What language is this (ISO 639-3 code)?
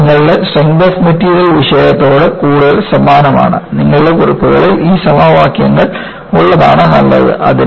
mal